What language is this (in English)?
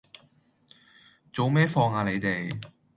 Cantonese